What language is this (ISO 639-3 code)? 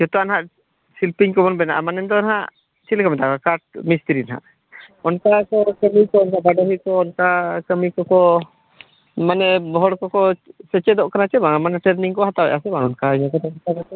sat